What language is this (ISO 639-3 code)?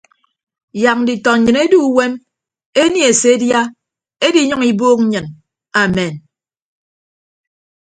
ibb